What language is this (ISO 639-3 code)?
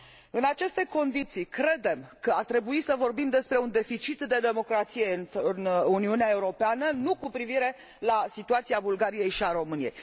ron